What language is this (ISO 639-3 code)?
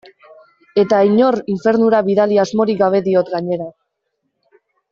eus